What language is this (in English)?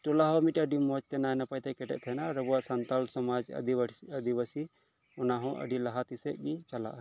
Santali